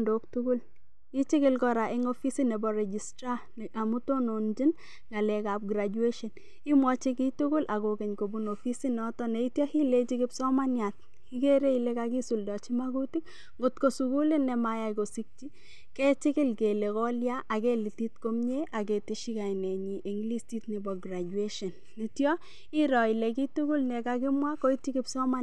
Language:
Kalenjin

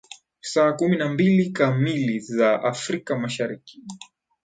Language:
Swahili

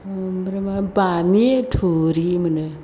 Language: Bodo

